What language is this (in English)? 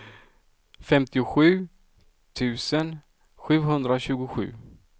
Swedish